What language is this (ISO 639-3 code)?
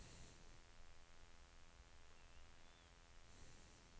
nor